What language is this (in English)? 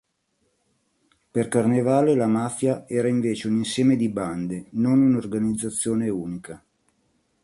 Italian